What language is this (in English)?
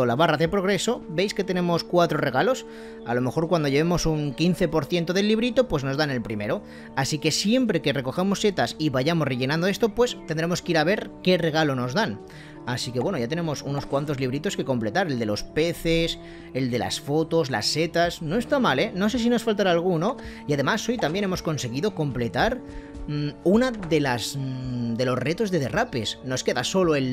Spanish